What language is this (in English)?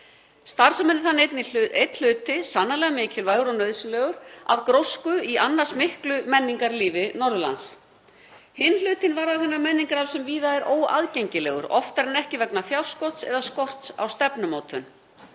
Icelandic